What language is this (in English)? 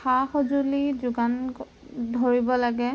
Assamese